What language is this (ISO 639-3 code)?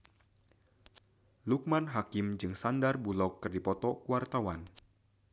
sun